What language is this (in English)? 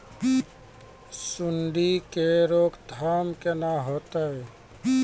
Maithili